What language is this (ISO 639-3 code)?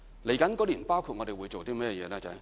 yue